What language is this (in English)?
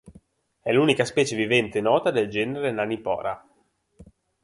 Italian